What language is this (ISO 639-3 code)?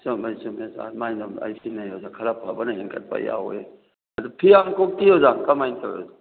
mni